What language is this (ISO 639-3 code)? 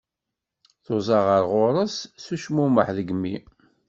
kab